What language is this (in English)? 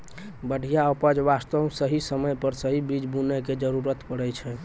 Maithili